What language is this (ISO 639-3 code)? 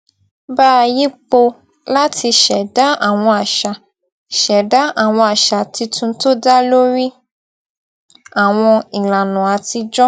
yor